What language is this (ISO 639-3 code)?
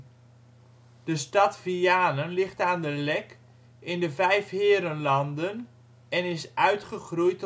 nld